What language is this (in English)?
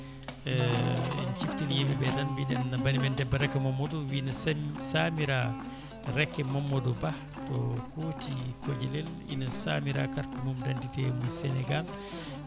Fula